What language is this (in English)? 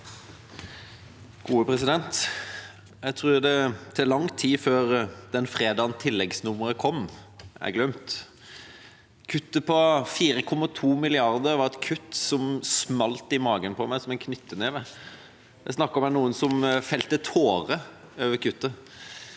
Norwegian